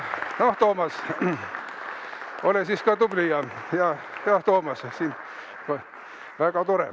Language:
Estonian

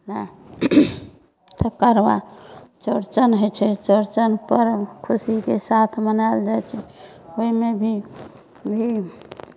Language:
Maithili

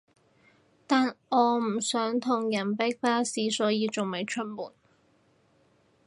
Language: Cantonese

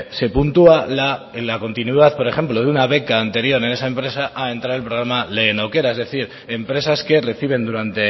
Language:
Spanish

